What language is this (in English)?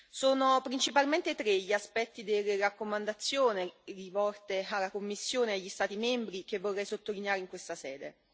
Italian